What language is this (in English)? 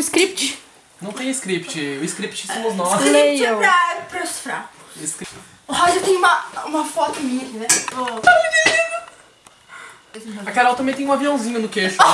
Portuguese